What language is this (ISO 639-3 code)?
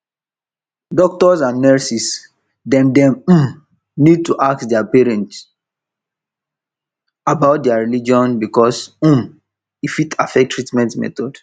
pcm